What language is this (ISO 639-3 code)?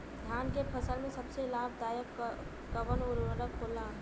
bho